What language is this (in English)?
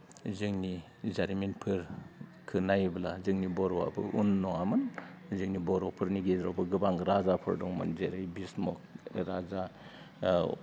Bodo